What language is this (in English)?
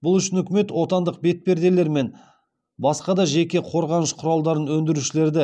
Kazakh